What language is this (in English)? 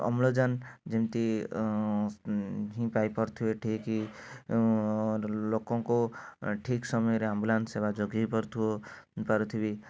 Odia